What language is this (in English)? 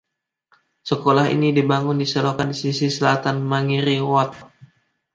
Indonesian